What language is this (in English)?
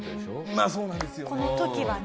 Japanese